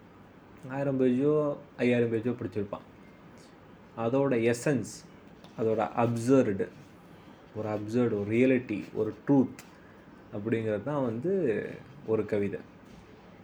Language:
Tamil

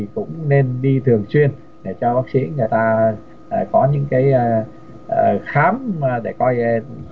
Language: Vietnamese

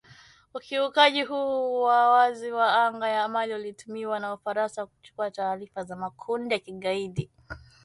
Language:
Swahili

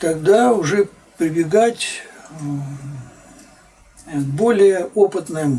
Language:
Russian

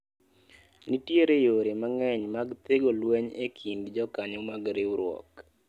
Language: Luo (Kenya and Tanzania)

